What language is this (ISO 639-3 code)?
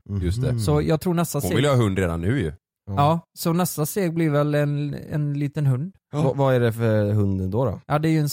swe